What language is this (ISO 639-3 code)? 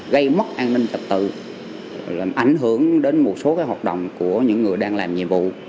vie